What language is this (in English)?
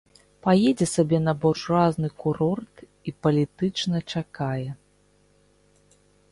Belarusian